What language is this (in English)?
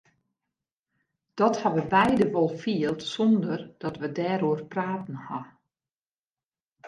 Western Frisian